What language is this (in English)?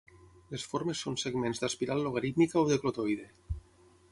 Catalan